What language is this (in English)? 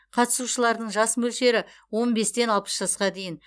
Kazakh